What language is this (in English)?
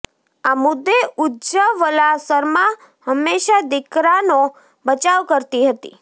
Gujarati